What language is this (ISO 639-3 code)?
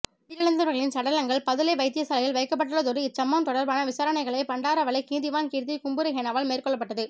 tam